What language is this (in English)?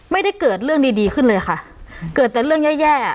Thai